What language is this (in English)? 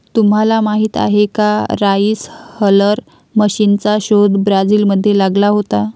Marathi